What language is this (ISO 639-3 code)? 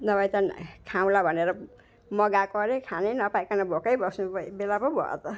nep